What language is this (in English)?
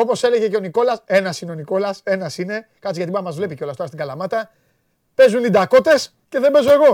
Greek